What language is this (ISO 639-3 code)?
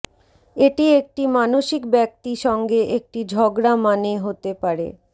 ben